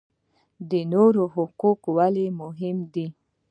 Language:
Pashto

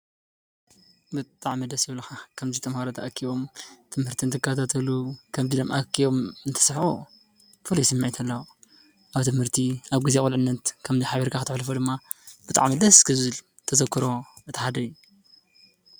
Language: Tigrinya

